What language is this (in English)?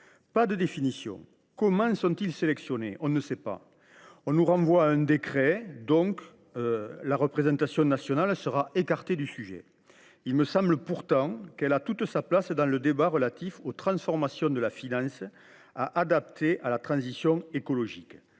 French